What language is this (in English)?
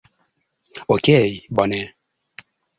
Esperanto